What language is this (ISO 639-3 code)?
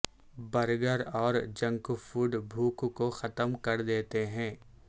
urd